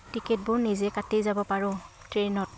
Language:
Assamese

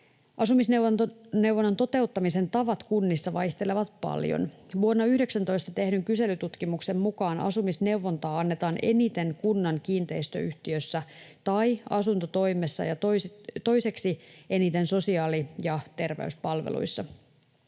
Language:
Finnish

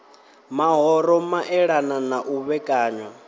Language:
Venda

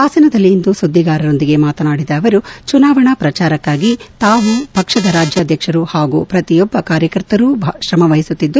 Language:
Kannada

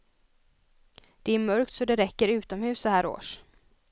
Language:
Swedish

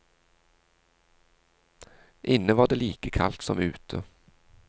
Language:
Norwegian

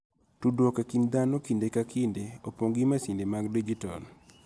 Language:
Luo (Kenya and Tanzania)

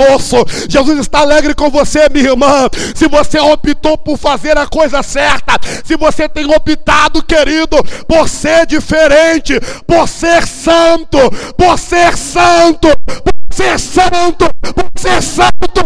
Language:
Portuguese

